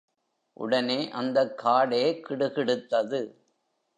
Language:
Tamil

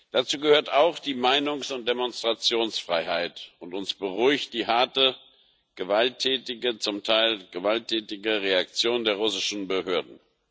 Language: German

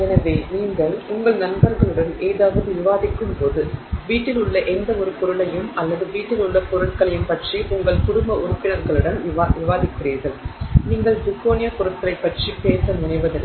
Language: Tamil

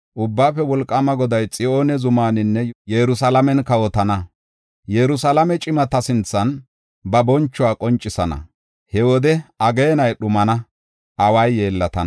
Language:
Gofa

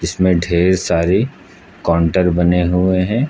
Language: Hindi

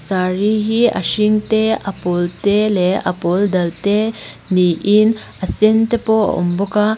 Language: Mizo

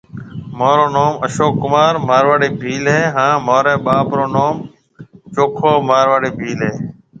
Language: Marwari (Pakistan)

